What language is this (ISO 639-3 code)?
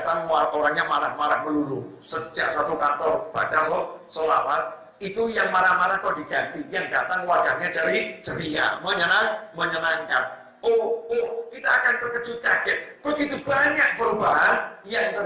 ind